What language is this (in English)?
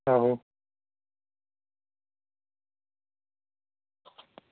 Dogri